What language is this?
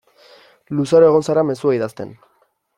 Basque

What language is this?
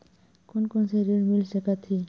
Chhattisgarhi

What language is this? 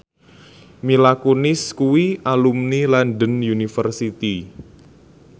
Javanese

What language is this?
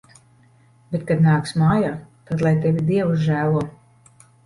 Latvian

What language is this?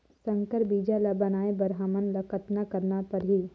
Chhattisgarhi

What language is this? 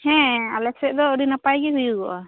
Santali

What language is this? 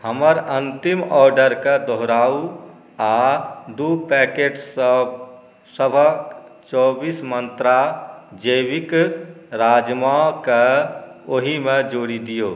Maithili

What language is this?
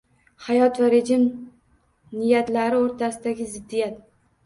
Uzbek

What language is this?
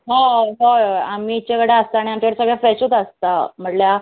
Konkani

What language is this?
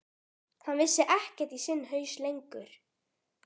Icelandic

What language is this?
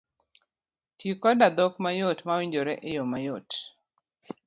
Luo (Kenya and Tanzania)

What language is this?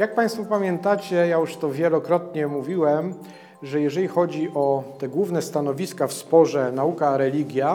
Polish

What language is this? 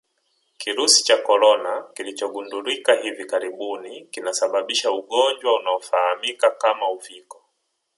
Swahili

